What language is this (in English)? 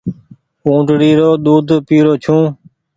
Goaria